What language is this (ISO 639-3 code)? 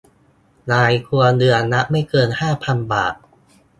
tha